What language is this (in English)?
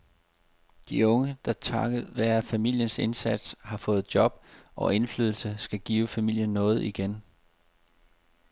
Danish